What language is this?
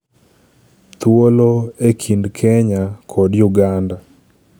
Luo (Kenya and Tanzania)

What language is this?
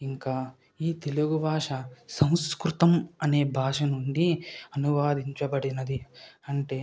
Telugu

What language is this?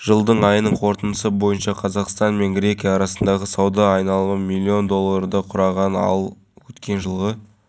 Kazakh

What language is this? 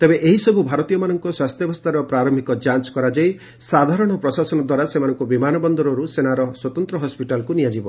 Odia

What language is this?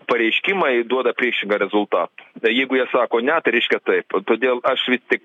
Lithuanian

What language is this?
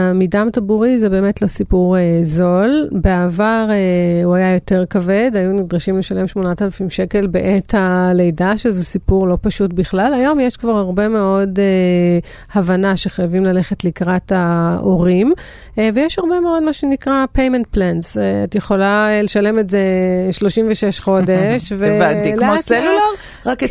Hebrew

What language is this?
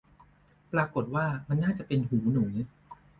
Thai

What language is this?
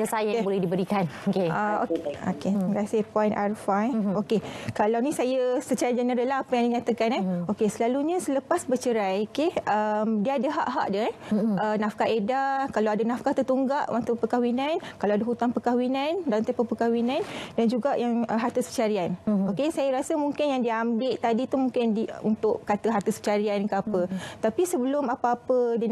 Malay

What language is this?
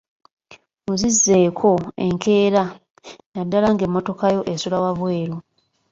Ganda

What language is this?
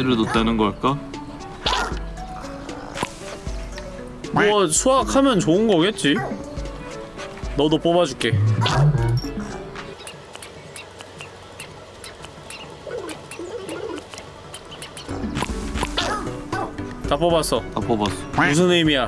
Korean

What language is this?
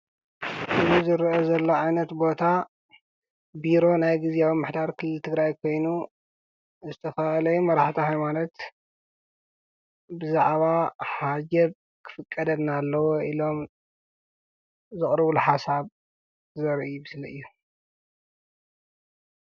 Tigrinya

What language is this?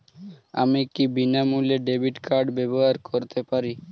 Bangla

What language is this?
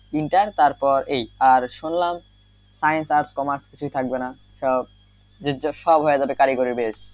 Bangla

